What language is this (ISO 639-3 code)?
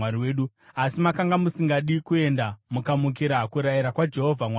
sna